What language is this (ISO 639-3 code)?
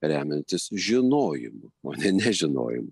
lit